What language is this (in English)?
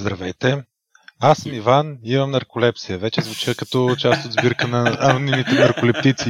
Bulgarian